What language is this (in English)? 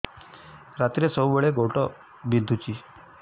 Odia